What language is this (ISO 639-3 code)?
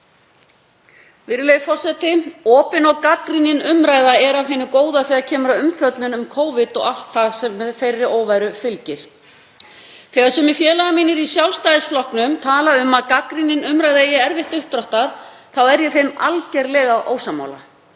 isl